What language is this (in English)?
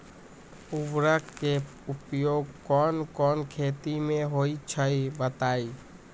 Magahi